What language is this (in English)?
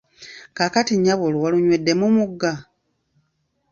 Ganda